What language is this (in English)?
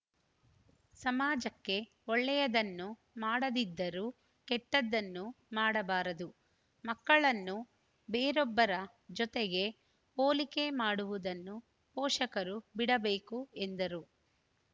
Kannada